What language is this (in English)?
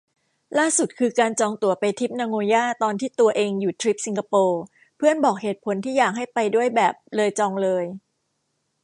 Thai